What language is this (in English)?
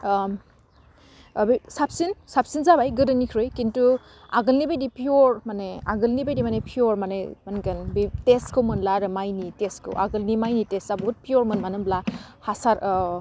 Bodo